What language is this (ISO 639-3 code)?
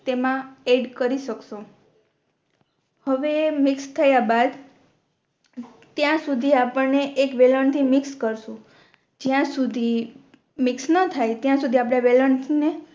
guj